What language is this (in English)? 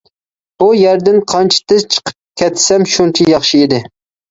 Uyghur